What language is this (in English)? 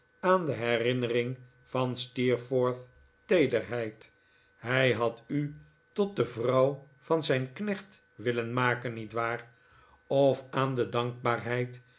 Dutch